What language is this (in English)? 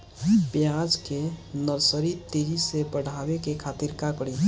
Bhojpuri